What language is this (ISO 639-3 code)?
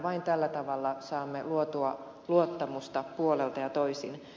fin